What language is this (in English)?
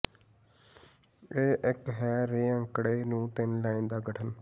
Punjabi